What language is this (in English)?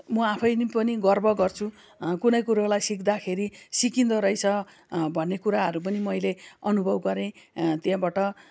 Nepali